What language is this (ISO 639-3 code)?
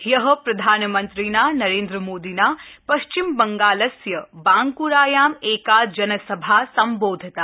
san